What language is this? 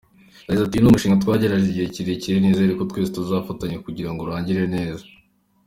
Kinyarwanda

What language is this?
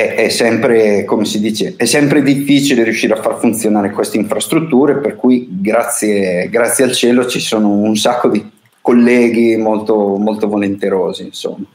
Italian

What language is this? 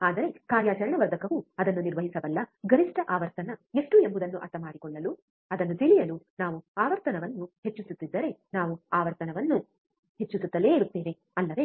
Kannada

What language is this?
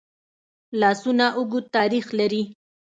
Pashto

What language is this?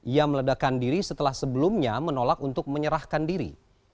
Indonesian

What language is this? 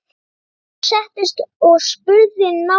Icelandic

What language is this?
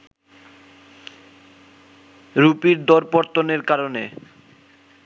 Bangla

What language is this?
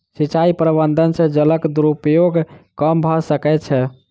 Maithili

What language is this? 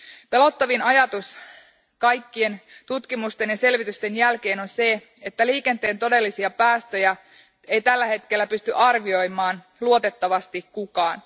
Finnish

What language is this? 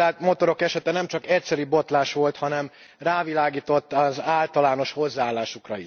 Hungarian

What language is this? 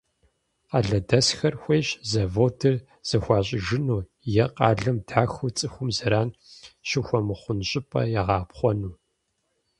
Kabardian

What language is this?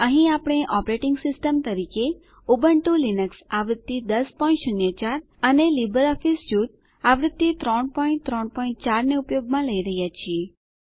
Gujarati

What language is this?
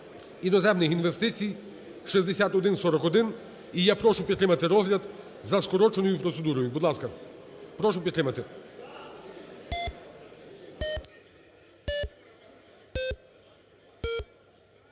Ukrainian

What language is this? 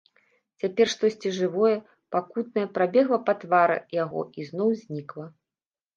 Belarusian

